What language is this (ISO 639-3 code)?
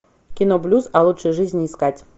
rus